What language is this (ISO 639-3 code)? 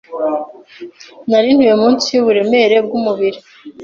kin